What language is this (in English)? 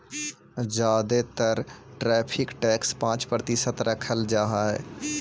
Magahi